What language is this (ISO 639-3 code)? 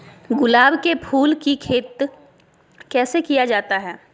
mag